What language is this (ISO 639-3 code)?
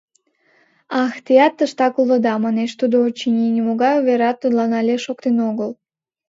chm